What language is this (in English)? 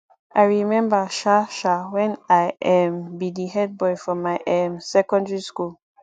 Nigerian Pidgin